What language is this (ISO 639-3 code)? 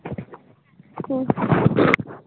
sat